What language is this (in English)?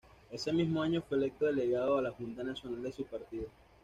Spanish